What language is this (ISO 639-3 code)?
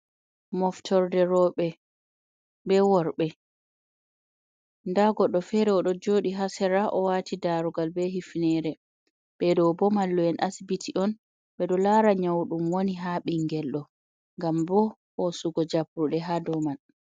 ful